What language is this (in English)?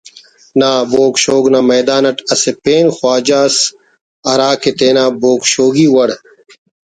Brahui